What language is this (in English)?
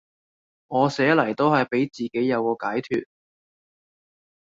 Cantonese